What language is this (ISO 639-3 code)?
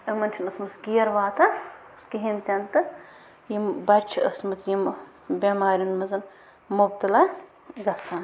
kas